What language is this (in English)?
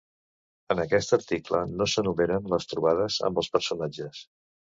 Catalan